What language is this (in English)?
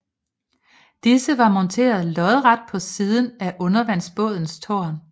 Danish